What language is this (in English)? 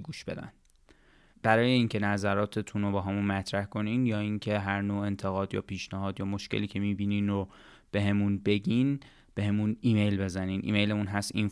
Persian